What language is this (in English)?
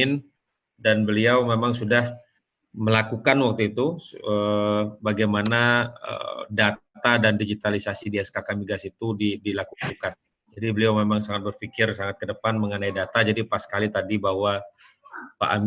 Indonesian